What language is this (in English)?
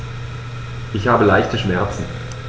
German